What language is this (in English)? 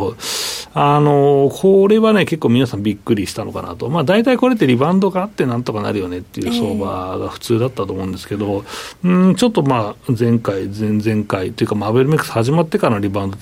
Japanese